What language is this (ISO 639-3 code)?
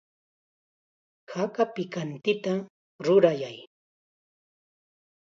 qxa